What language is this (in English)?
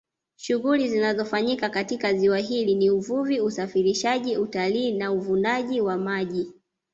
Swahili